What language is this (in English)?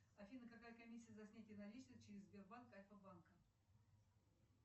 Russian